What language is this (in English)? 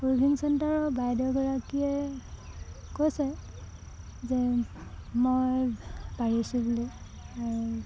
Assamese